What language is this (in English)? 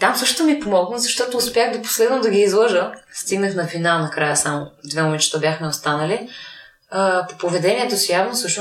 Bulgarian